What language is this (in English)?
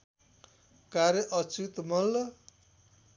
Nepali